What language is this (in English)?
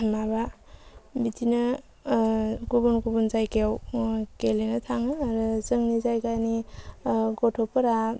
Bodo